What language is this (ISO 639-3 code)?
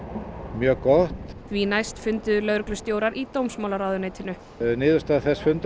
isl